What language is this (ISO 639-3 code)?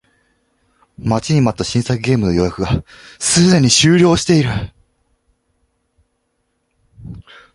jpn